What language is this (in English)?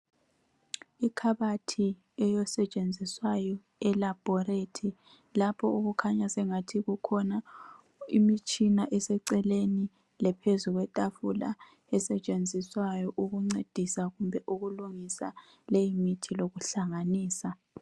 North Ndebele